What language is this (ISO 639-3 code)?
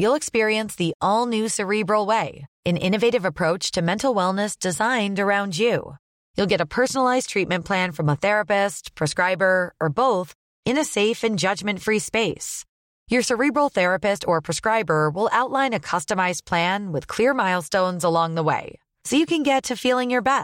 swe